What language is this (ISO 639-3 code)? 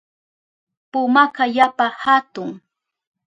qup